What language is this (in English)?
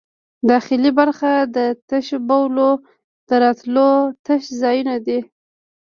Pashto